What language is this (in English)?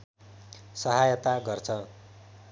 Nepali